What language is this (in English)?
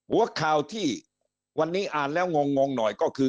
Thai